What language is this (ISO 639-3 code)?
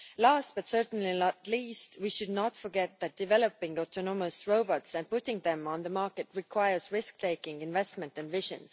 eng